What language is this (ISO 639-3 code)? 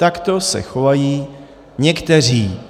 ces